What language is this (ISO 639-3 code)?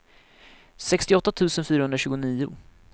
swe